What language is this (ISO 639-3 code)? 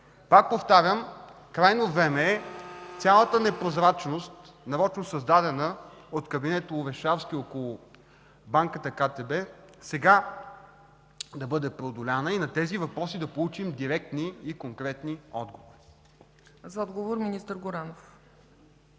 bul